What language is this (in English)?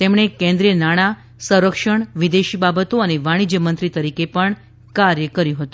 Gujarati